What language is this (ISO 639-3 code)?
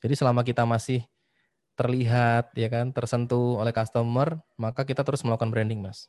ind